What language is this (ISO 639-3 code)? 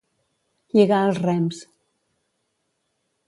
cat